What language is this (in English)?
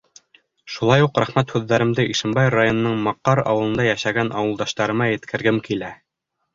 Bashkir